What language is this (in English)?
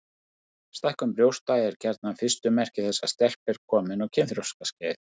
Icelandic